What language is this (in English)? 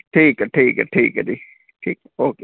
Dogri